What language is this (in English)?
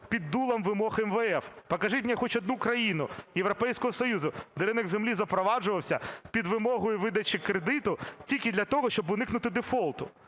Ukrainian